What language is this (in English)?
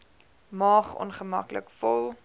Afrikaans